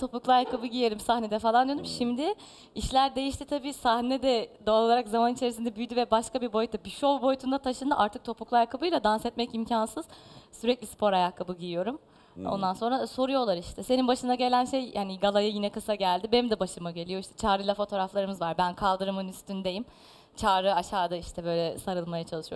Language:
Turkish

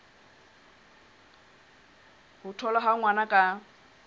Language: Southern Sotho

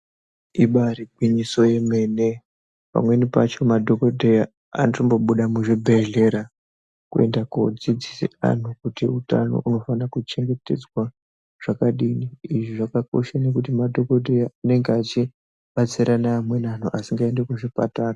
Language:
Ndau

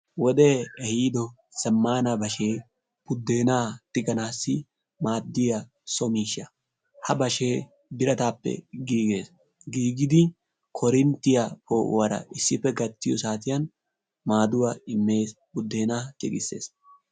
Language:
Wolaytta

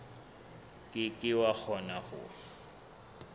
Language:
Southern Sotho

